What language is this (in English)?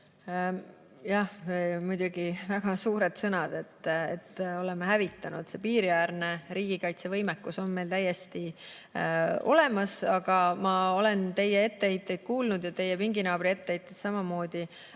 Estonian